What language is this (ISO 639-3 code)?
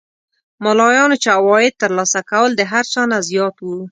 pus